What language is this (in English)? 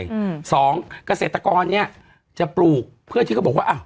Thai